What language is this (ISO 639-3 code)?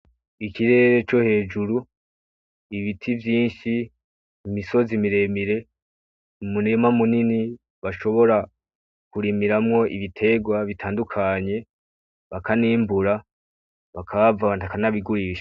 run